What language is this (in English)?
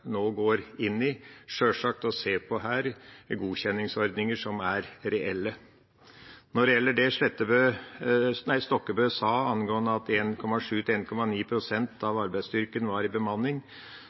Norwegian Bokmål